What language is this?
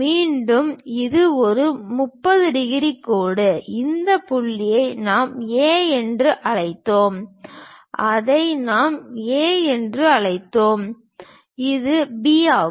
Tamil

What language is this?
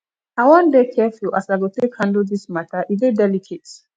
Nigerian Pidgin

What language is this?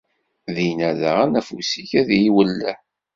Kabyle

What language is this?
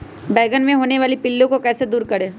Magahi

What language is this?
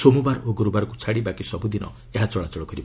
Odia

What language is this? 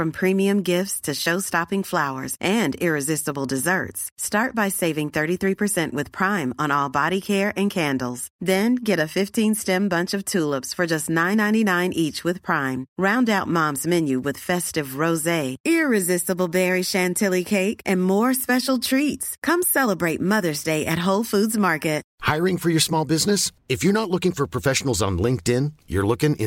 Filipino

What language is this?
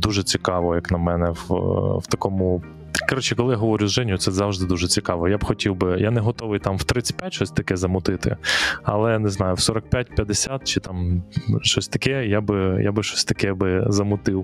Ukrainian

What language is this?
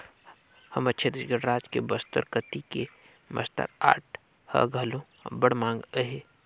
Chhattisgarhi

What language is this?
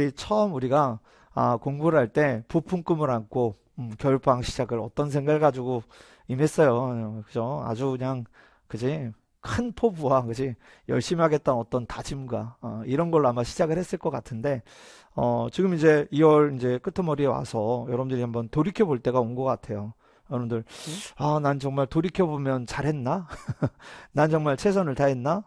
Korean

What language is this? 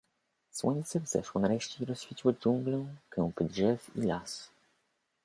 Polish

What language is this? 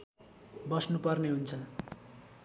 Nepali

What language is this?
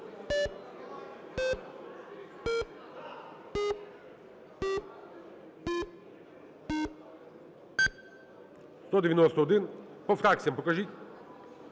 Ukrainian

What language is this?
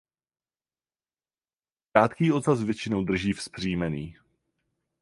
Czech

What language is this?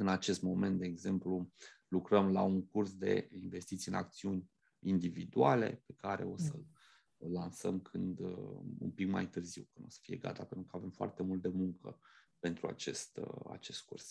Romanian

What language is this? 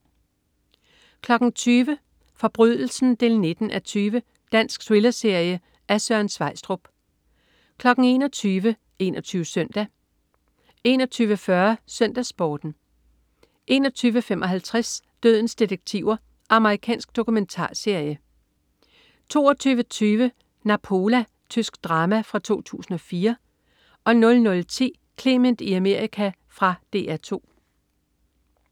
Danish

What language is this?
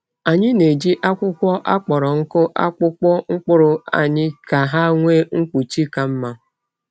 Igbo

